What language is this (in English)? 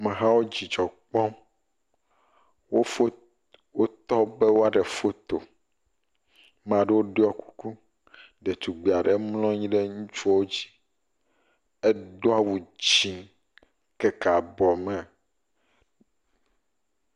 Ewe